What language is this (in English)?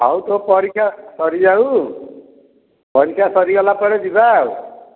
Odia